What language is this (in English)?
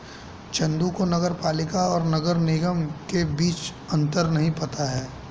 Hindi